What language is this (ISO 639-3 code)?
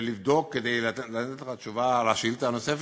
heb